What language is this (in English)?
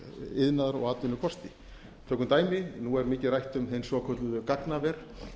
Icelandic